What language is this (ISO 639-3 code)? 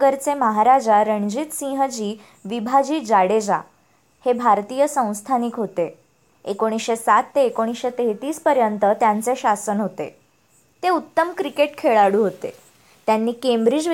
mar